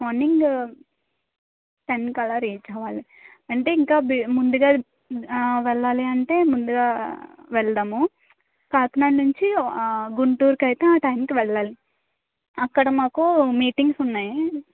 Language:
Telugu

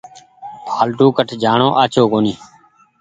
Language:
Goaria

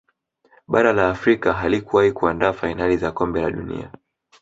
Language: Swahili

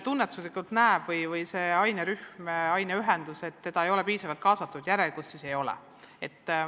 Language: Estonian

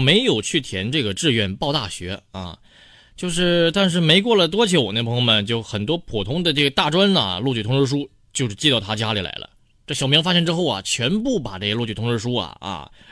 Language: Chinese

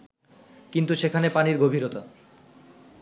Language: Bangla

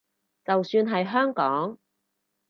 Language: Cantonese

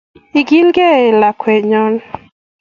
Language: Kalenjin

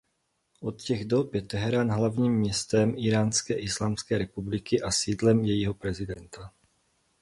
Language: Czech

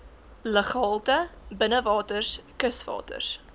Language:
Afrikaans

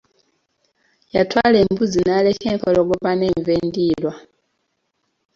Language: Ganda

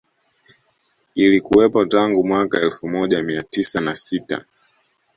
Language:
Swahili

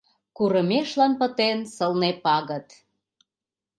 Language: Mari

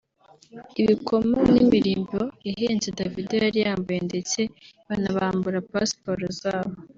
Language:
Kinyarwanda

